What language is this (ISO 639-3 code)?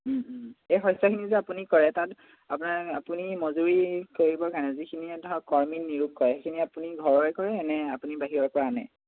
asm